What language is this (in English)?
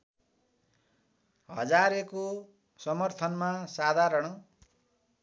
Nepali